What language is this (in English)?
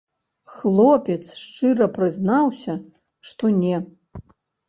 Belarusian